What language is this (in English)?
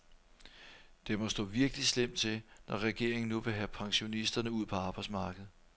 Danish